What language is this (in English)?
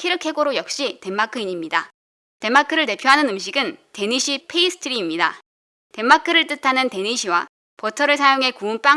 Korean